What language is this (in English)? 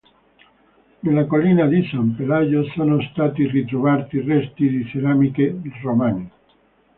Italian